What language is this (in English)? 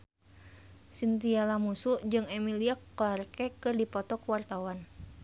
Sundanese